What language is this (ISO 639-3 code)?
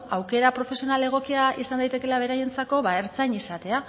eus